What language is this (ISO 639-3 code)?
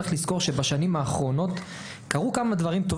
heb